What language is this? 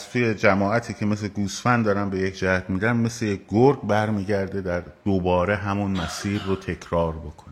Persian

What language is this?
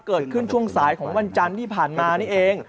Thai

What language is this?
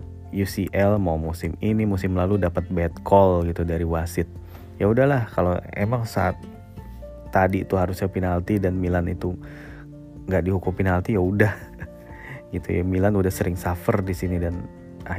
Indonesian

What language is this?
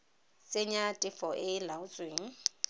Tswana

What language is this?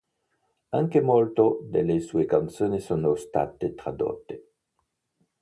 Italian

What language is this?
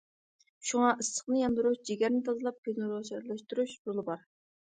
Uyghur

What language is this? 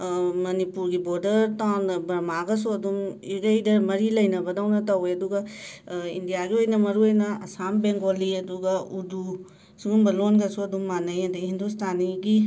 Manipuri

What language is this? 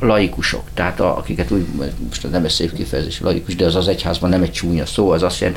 Hungarian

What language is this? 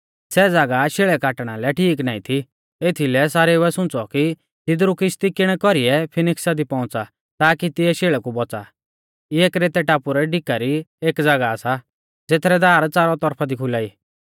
Mahasu Pahari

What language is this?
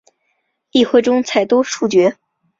Chinese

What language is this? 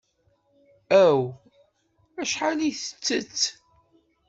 Kabyle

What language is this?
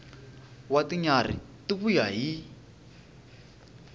Tsonga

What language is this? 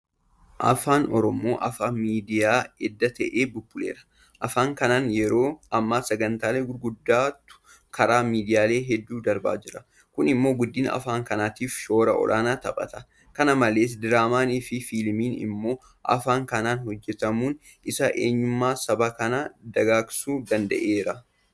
Oromo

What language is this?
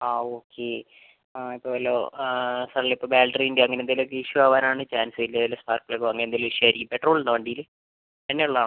Malayalam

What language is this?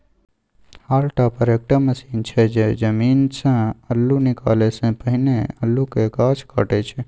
Maithili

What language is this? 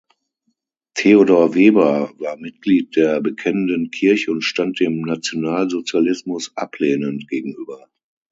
German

